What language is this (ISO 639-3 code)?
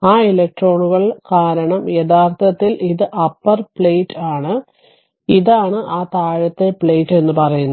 mal